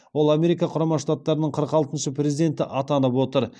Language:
Kazakh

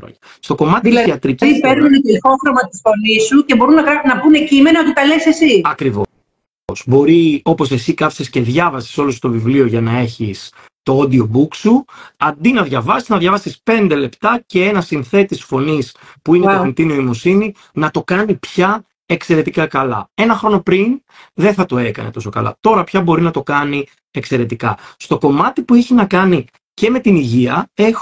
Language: Greek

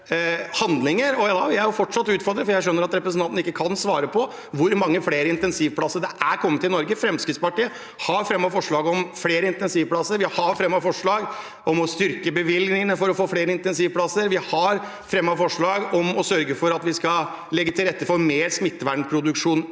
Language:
Norwegian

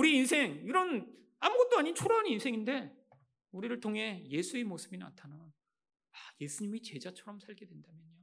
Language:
Korean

